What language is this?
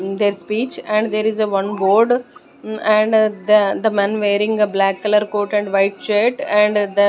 English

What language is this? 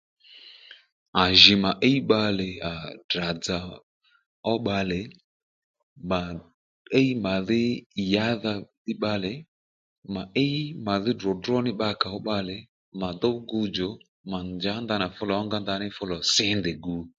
Lendu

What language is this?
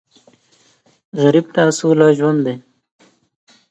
Pashto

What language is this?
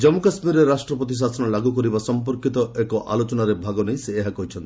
Odia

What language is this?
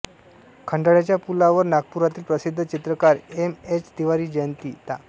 Marathi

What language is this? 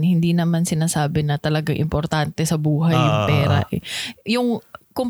Filipino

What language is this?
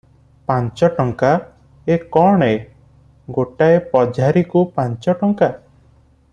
Odia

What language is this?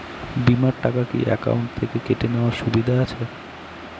Bangla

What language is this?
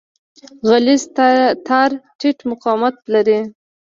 Pashto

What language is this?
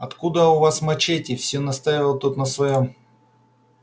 Russian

